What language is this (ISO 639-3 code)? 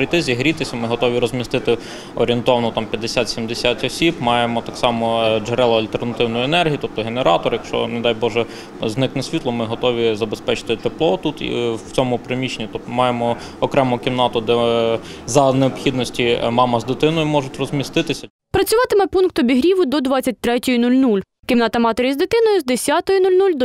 ukr